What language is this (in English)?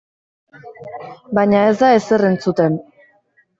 Basque